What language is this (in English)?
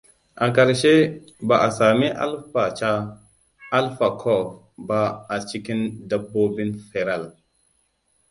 Hausa